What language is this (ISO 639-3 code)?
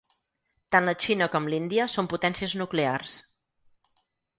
cat